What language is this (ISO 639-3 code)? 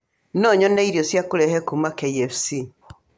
kik